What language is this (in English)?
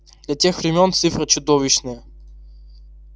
Russian